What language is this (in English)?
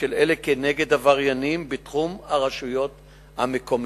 Hebrew